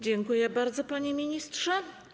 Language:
Polish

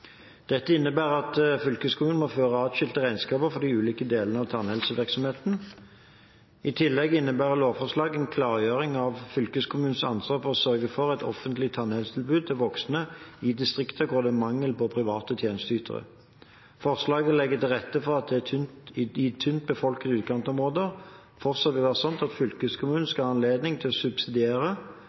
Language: Norwegian Bokmål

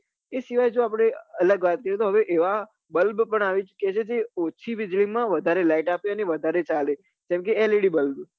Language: Gujarati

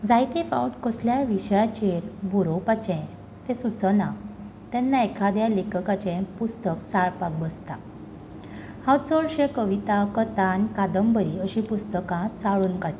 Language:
Konkani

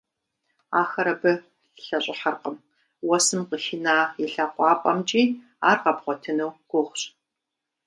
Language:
Kabardian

